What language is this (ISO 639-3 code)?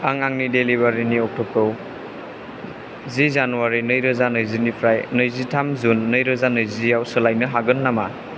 brx